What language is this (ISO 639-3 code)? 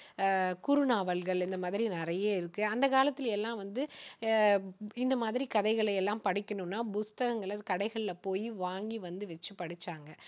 tam